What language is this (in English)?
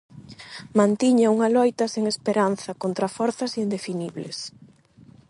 Galician